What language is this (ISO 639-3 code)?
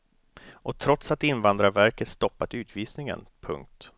swe